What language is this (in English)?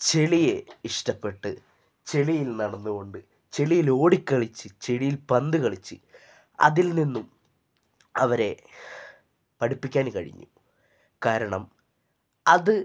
Malayalam